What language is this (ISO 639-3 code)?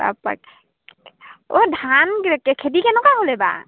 asm